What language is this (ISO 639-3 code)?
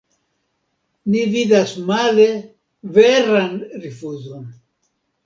epo